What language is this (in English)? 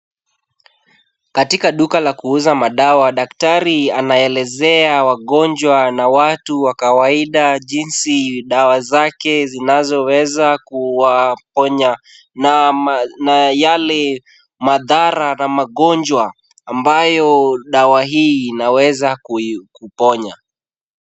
Swahili